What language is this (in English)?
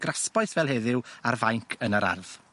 Welsh